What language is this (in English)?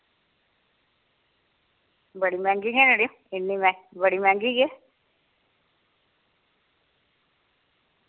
Dogri